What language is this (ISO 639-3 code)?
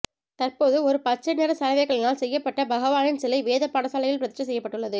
tam